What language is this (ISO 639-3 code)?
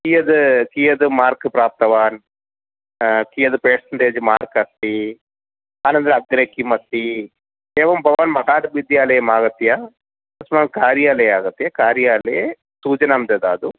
san